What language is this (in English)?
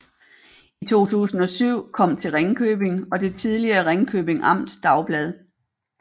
Danish